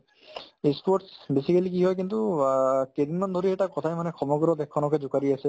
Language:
Assamese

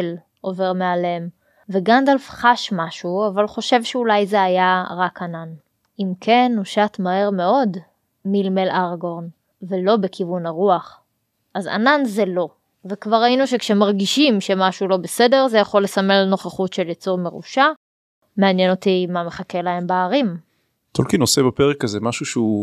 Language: Hebrew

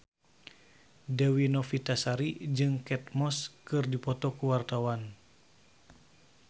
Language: Sundanese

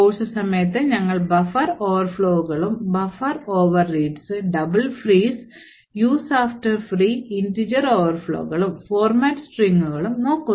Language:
Malayalam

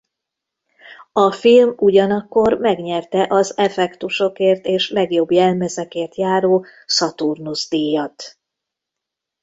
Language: Hungarian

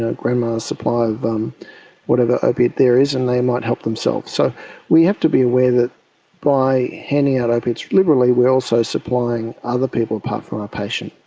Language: English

